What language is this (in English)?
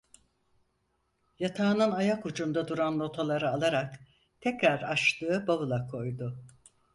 Turkish